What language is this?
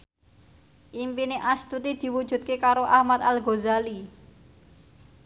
Javanese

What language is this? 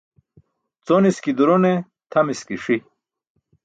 Burushaski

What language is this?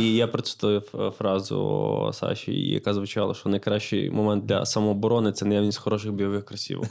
Ukrainian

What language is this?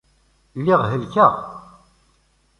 Kabyle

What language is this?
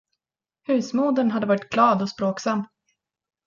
Swedish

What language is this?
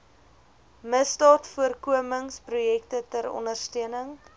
Afrikaans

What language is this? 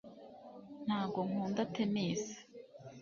Kinyarwanda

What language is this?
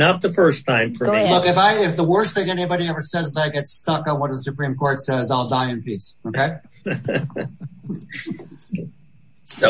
English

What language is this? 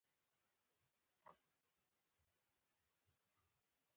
Pashto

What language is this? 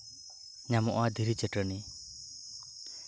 Santali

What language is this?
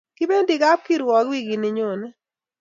Kalenjin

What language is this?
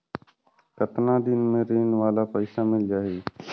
Chhattisgarhi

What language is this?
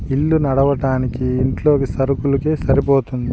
Telugu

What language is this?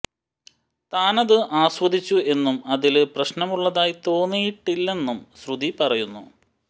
Malayalam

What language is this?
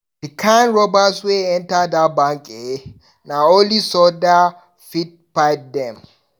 Nigerian Pidgin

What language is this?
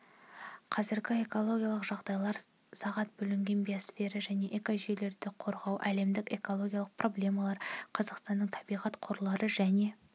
Kazakh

